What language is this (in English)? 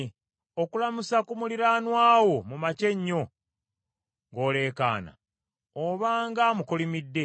Ganda